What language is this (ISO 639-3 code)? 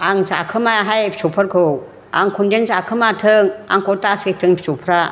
brx